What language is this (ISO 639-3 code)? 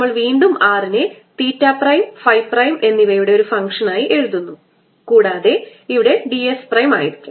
mal